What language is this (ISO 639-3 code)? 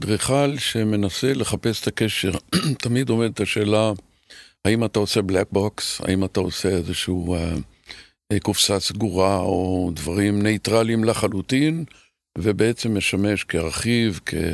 heb